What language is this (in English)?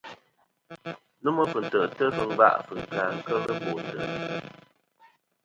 Kom